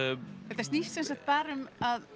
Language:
Icelandic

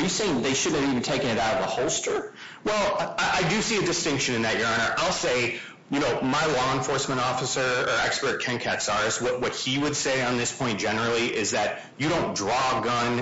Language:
English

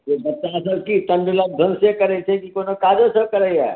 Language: Maithili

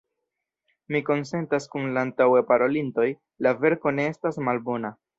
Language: Esperanto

